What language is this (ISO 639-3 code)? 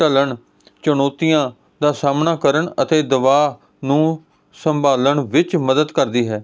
pan